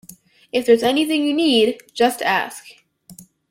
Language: English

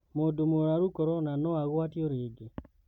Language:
Kikuyu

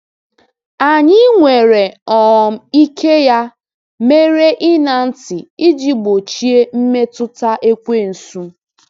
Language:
Igbo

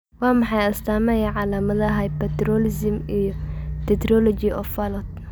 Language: Somali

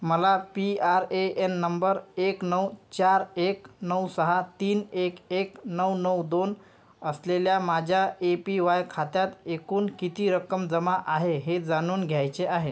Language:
Marathi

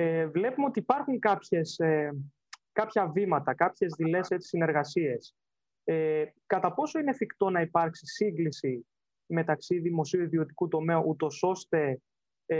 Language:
Greek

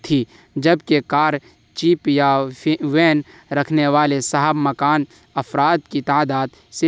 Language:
Urdu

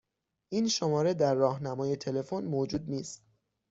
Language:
Persian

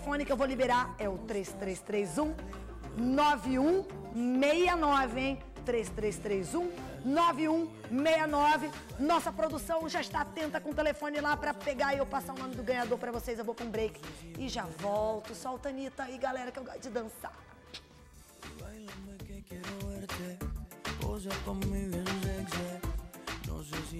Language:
Portuguese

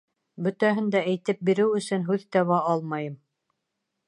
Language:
Bashkir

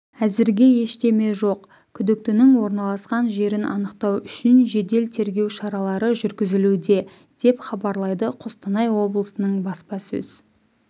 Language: Kazakh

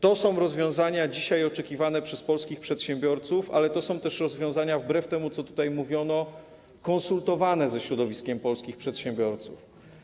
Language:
Polish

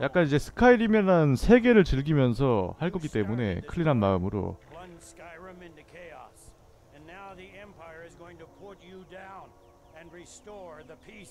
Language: Korean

